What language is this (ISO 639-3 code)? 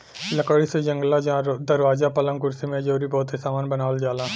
bho